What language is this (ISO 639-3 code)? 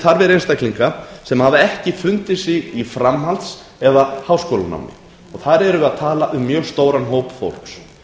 isl